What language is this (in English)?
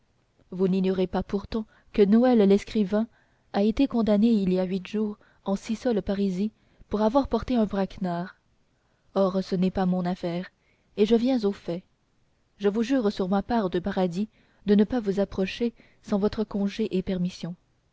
French